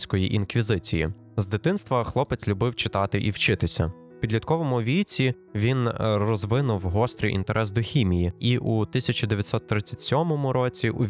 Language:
Ukrainian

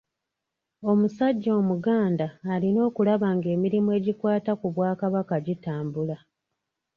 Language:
Ganda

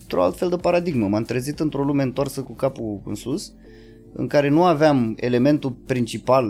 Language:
Romanian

